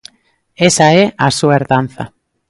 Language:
Galician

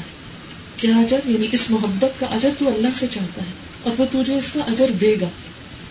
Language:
Urdu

